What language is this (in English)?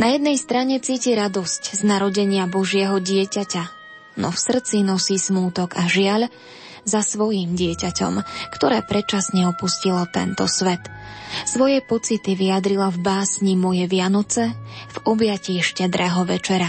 Slovak